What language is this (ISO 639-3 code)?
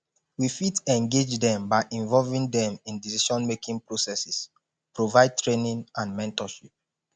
pcm